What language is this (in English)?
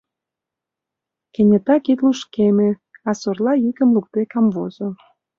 Mari